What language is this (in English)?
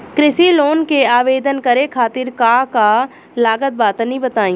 Bhojpuri